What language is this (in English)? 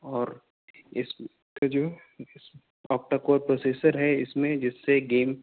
Urdu